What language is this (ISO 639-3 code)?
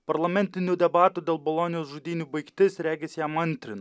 lit